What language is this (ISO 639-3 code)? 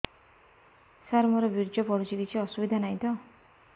ori